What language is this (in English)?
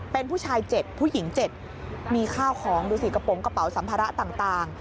Thai